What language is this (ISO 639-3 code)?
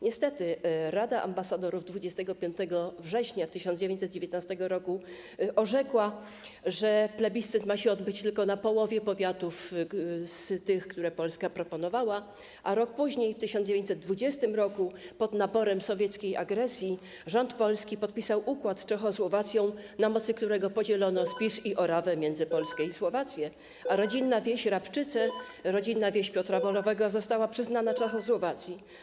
pol